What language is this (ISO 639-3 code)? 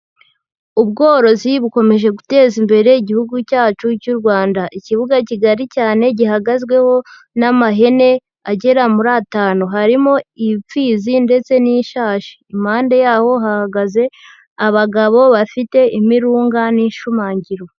kin